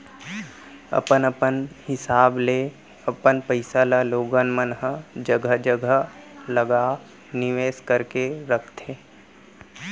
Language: Chhattisgarhi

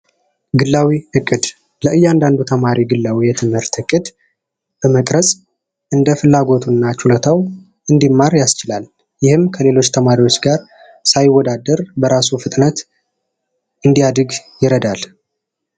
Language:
Amharic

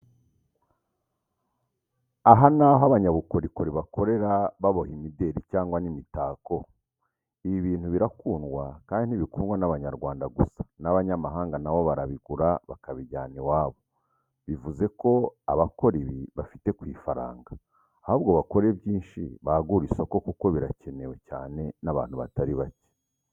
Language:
Kinyarwanda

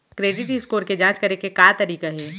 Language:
Chhattisgarhi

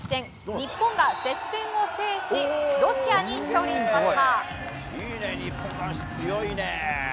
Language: Japanese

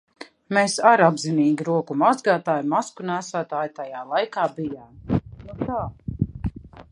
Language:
Latvian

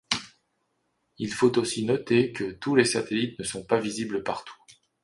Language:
French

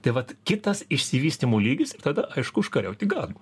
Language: Lithuanian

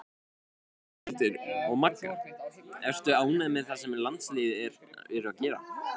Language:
Icelandic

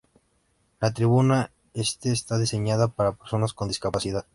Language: Spanish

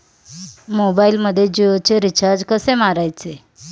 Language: Marathi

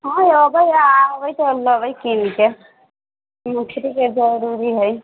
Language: Maithili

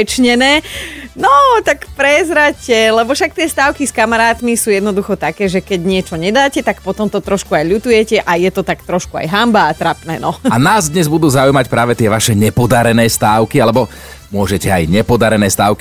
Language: Slovak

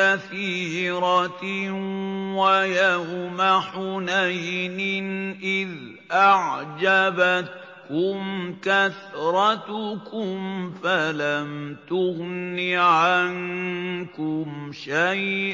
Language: Arabic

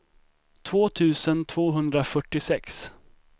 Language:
Swedish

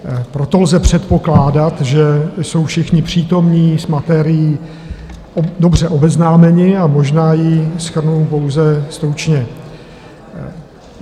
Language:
Czech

